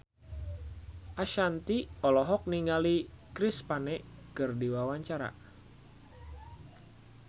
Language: Sundanese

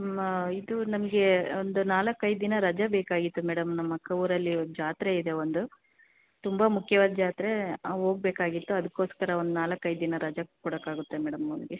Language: Kannada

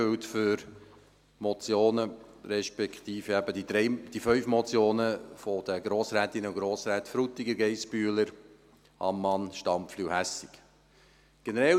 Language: Swiss German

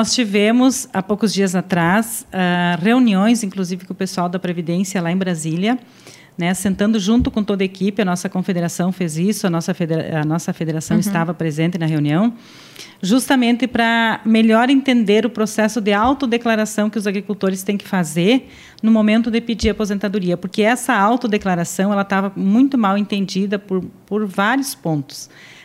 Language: Portuguese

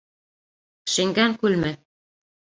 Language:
Bashkir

